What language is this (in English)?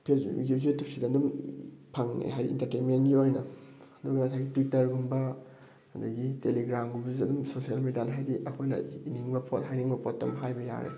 Manipuri